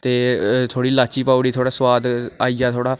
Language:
Dogri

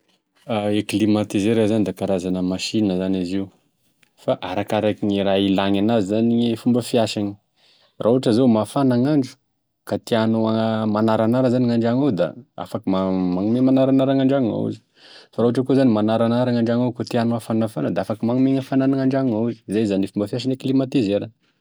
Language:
Tesaka Malagasy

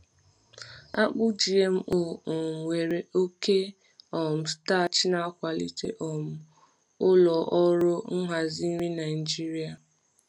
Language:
Igbo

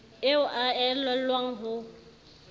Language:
Southern Sotho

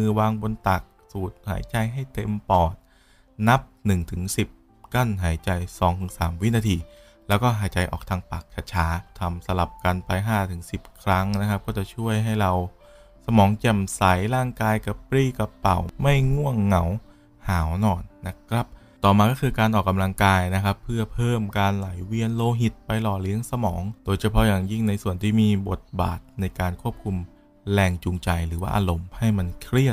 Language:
Thai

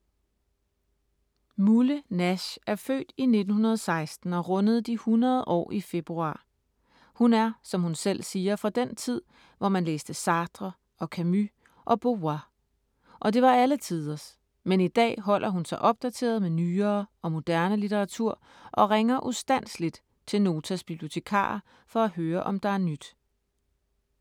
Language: Danish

